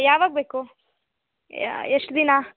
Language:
Kannada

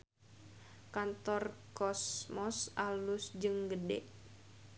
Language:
Sundanese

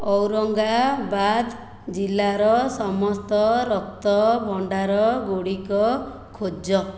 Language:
Odia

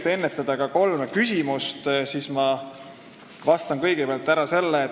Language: Estonian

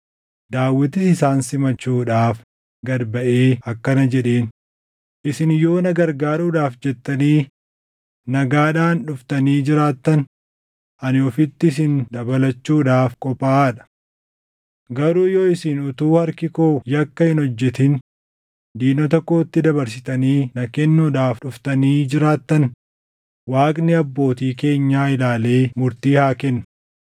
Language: Oromo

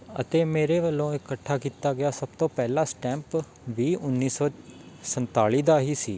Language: Punjabi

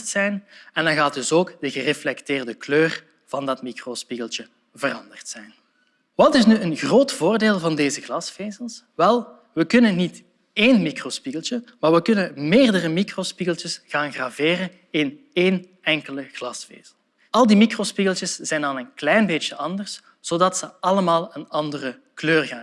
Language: Dutch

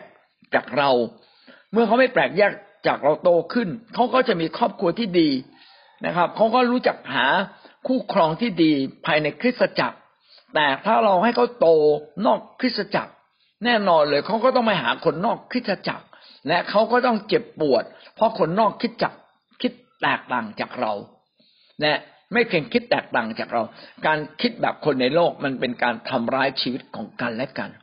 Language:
Thai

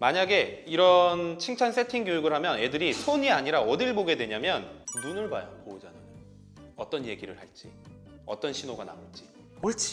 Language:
Korean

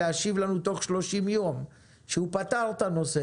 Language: Hebrew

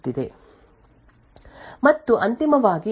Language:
Kannada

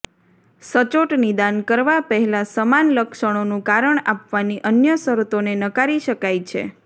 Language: Gujarati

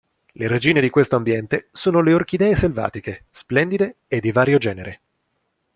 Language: Italian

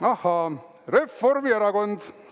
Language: Estonian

